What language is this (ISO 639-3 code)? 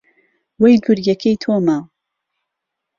ckb